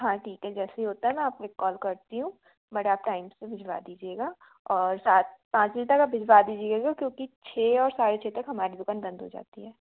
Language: Hindi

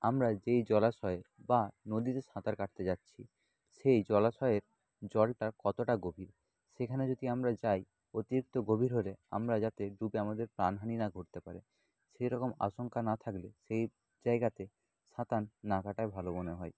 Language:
Bangla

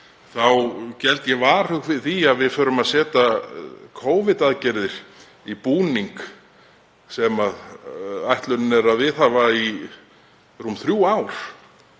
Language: Icelandic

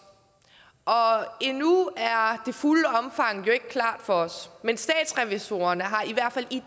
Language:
Danish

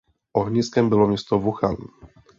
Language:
Czech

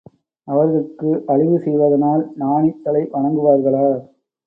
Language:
Tamil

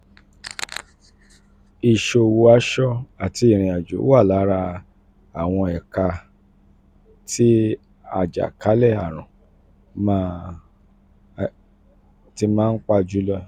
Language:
Yoruba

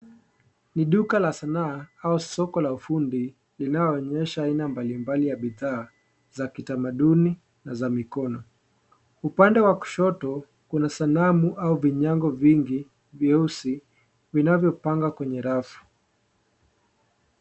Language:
Swahili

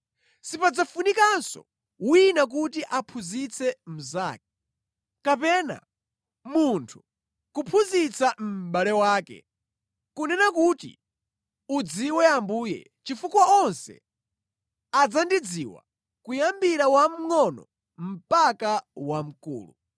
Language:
Nyanja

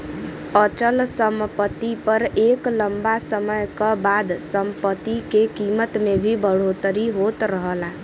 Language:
Bhojpuri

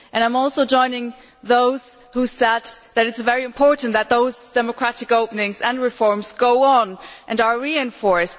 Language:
English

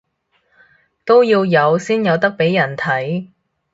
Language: Cantonese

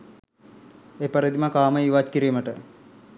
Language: Sinhala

